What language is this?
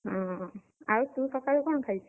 Odia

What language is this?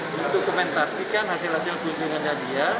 Indonesian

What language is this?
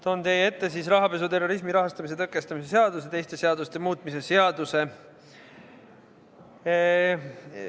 Estonian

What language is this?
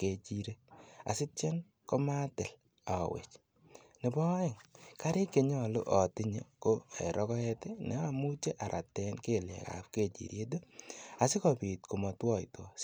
Kalenjin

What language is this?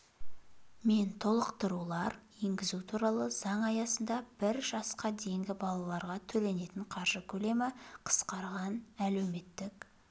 Kazakh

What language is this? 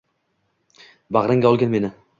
Uzbek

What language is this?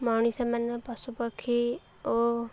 Odia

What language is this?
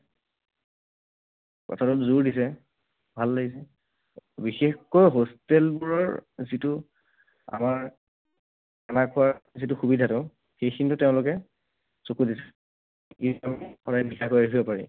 Assamese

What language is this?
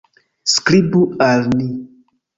Esperanto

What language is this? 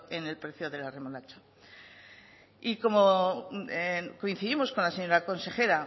Spanish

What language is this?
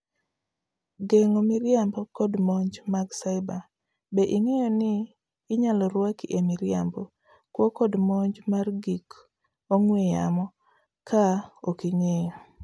Luo (Kenya and Tanzania)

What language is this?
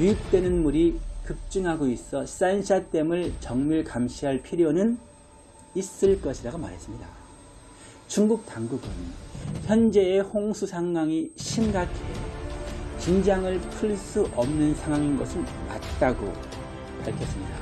Korean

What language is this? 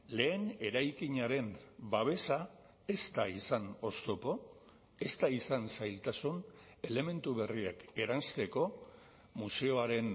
Basque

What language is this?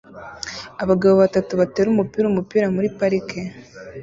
Kinyarwanda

